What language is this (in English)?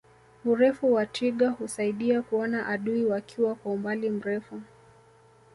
Swahili